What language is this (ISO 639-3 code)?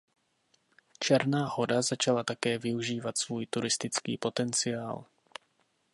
ces